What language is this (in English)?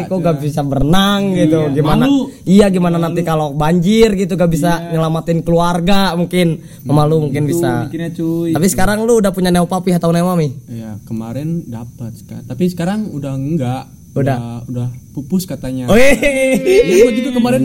Indonesian